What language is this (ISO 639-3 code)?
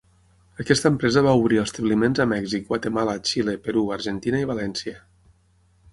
cat